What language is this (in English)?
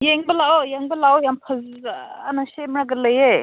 Manipuri